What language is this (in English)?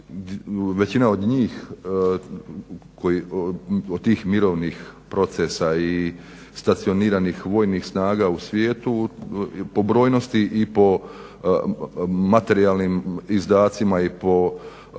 Croatian